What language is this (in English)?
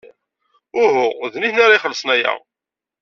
Kabyle